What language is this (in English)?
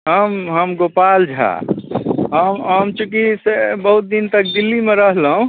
Maithili